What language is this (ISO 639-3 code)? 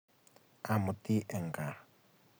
kln